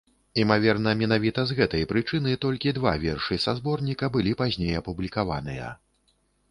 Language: Belarusian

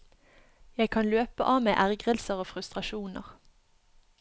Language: Norwegian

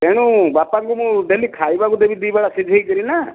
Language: Odia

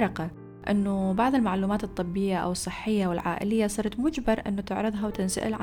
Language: Arabic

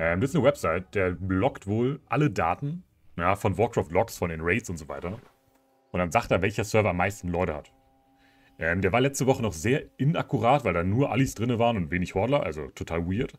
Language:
German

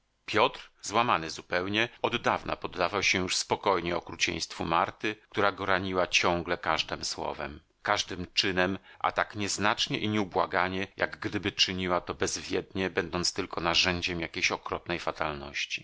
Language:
Polish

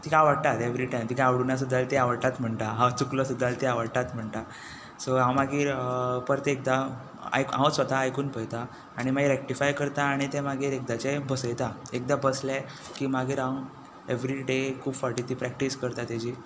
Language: Konkani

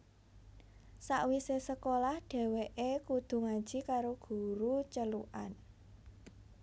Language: Javanese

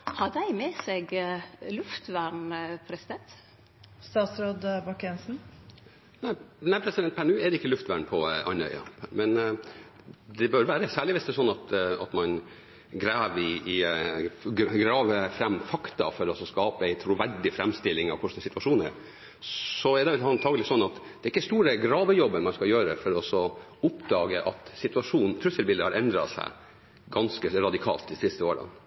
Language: Norwegian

